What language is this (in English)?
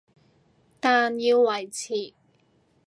Cantonese